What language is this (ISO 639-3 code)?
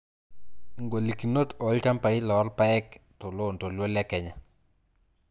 mas